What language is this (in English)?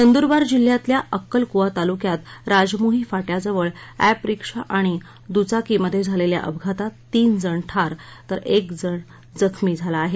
Marathi